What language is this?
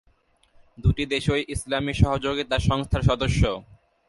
Bangla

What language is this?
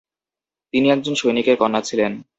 Bangla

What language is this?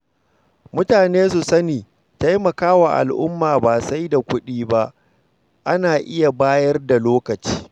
Hausa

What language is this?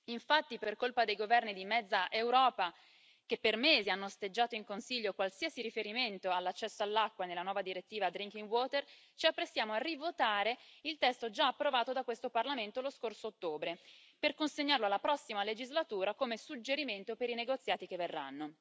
Italian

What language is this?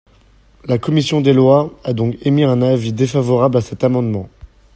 French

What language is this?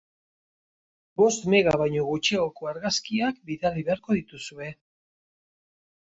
Basque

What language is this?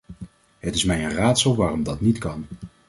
Dutch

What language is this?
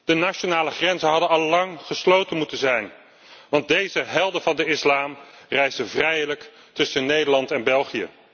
Dutch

